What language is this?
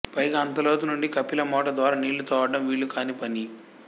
Telugu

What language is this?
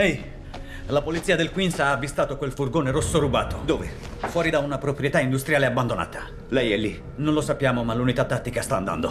Italian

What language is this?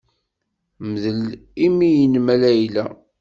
Kabyle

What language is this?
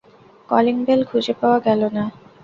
Bangla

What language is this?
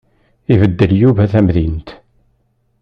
Kabyle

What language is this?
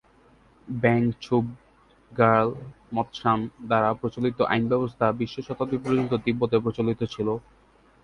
Bangla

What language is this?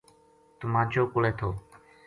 Gujari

